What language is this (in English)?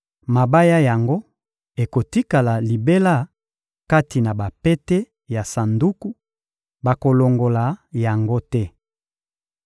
Lingala